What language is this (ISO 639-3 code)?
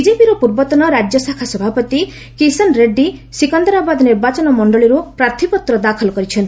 ori